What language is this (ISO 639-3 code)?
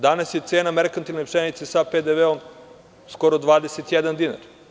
srp